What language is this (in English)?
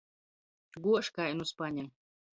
Latgalian